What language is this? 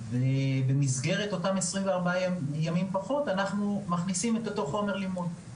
Hebrew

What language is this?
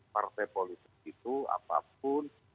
Indonesian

